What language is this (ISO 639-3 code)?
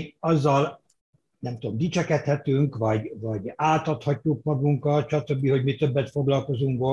hun